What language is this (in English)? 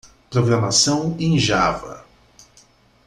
Portuguese